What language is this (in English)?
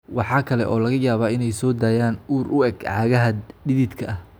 Somali